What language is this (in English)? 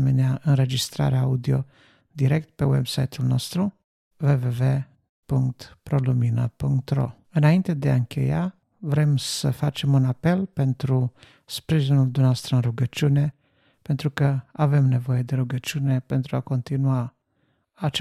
Romanian